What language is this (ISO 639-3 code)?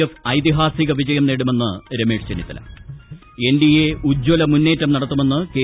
mal